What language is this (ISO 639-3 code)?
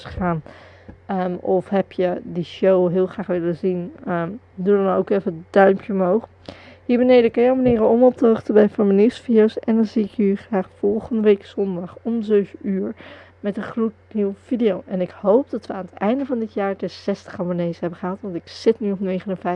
nld